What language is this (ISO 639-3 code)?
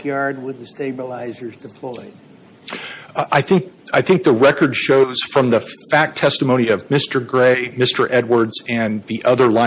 eng